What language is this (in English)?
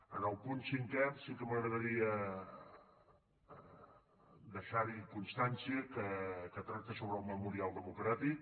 Catalan